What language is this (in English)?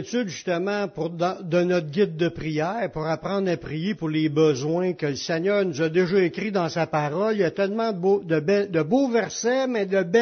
French